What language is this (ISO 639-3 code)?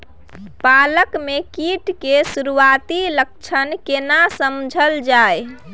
mai